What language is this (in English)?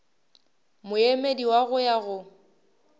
Northern Sotho